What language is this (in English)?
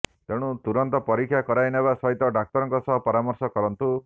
Odia